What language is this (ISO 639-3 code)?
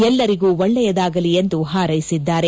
kan